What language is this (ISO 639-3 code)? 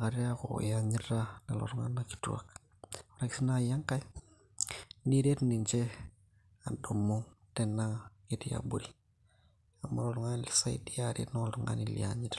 mas